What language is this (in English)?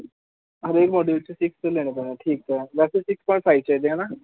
Punjabi